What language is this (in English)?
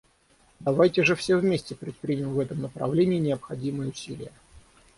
Russian